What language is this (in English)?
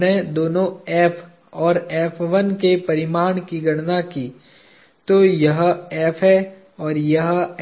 Hindi